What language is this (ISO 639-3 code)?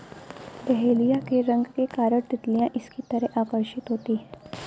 hin